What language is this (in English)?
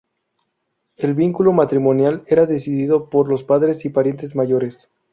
Spanish